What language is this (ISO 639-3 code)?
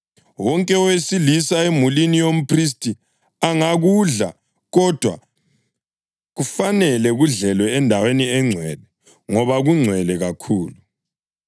nde